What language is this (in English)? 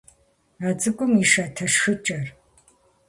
Kabardian